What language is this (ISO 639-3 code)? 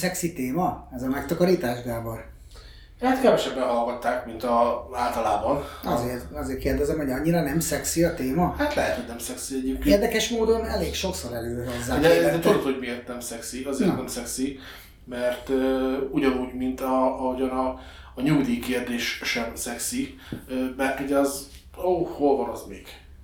hun